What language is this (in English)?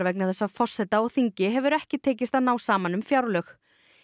Icelandic